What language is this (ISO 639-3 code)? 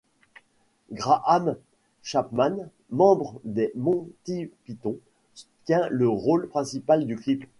fra